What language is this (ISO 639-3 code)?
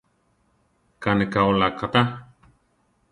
tar